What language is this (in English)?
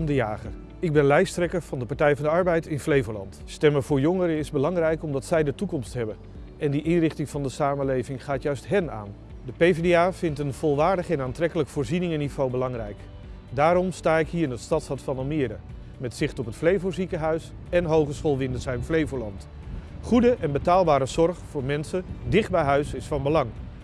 Dutch